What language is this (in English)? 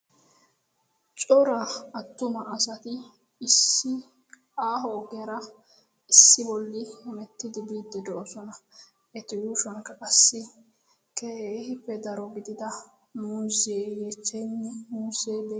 Wolaytta